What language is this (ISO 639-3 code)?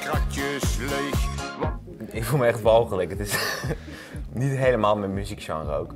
nld